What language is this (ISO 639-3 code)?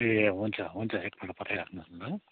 nep